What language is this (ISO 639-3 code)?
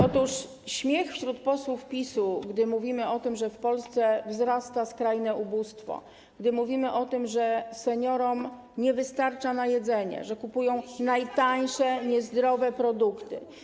pol